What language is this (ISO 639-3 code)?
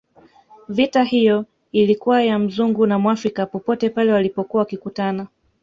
swa